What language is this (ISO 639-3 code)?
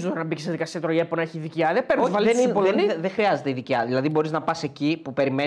ell